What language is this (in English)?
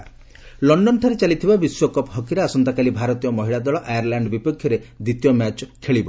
Odia